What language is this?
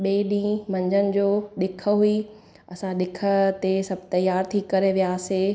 Sindhi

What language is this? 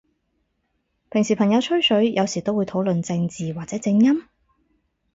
Cantonese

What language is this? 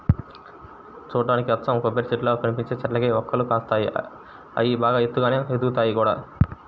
Telugu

